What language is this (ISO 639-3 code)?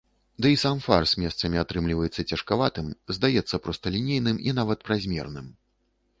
bel